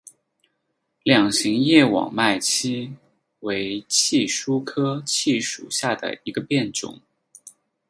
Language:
Chinese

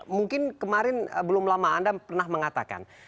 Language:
Indonesian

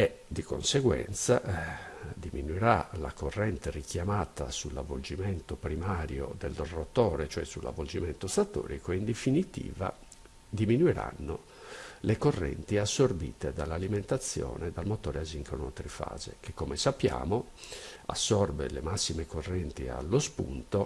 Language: Italian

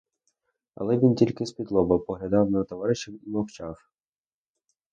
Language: Ukrainian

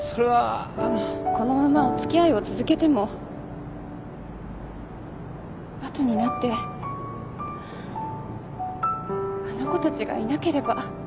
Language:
Japanese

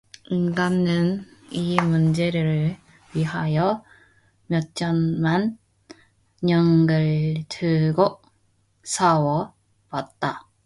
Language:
Korean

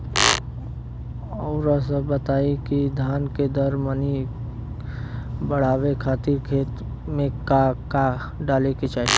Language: Bhojpuri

